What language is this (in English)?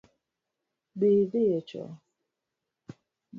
Luo (Kenya and Tanzania)